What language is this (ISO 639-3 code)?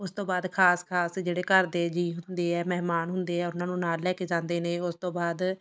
pan